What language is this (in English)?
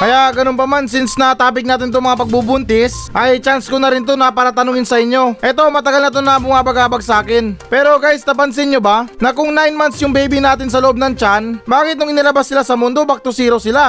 Filipino